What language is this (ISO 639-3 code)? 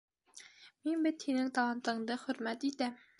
bak